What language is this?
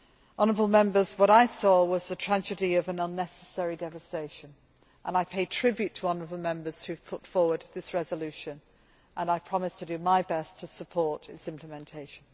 English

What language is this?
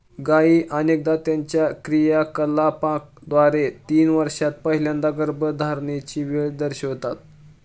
Marathi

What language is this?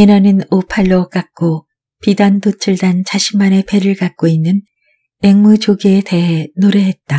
Korean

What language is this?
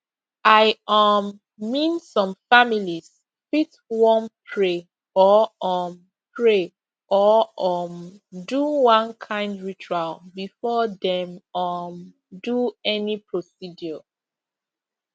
Nigerian Pidgin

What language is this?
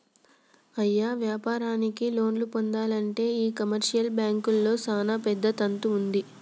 Telugu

